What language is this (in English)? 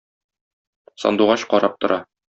Tatar